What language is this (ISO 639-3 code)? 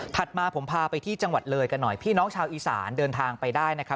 tha